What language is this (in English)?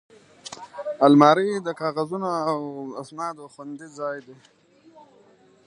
Pashto